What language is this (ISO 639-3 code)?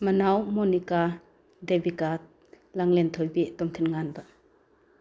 mni